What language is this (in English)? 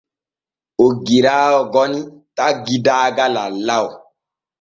Borgu Fulfulde